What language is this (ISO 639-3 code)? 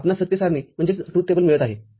mar